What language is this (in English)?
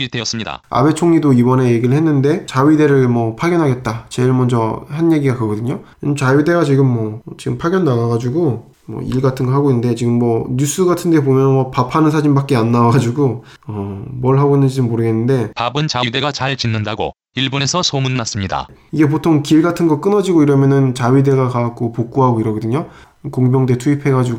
Korean